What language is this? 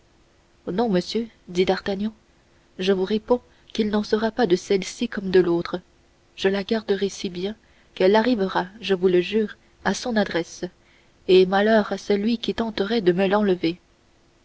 French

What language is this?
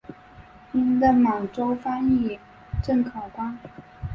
Chinese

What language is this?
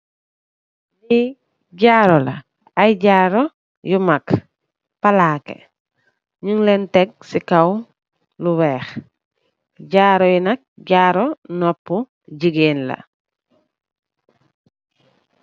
Wolof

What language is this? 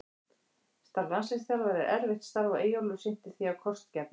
Icelandic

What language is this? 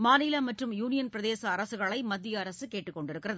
Tamil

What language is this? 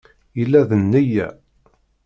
Kabyle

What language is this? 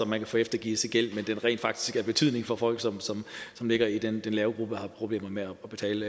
Danish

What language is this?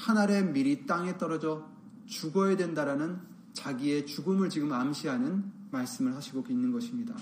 Korean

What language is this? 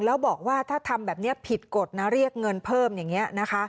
Thai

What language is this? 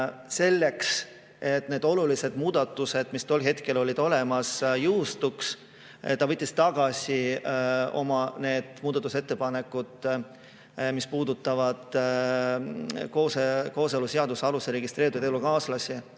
Estonian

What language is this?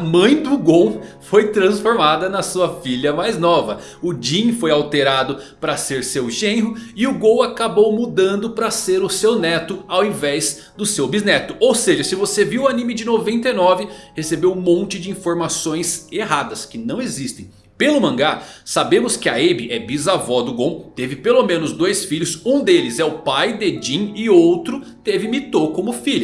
Portuguese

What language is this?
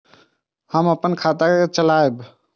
Maithili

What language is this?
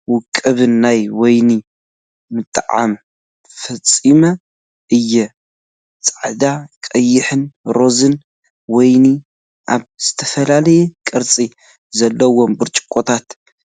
Tigrinya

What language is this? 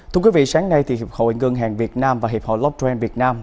Vietnamese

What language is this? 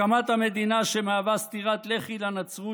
Hebrew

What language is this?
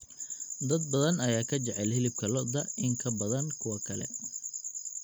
Somali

